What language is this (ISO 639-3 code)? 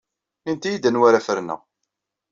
kab